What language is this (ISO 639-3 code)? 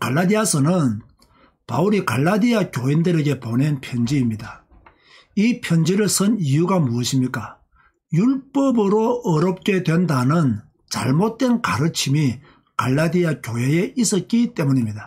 kor